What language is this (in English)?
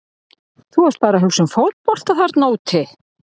Icelandic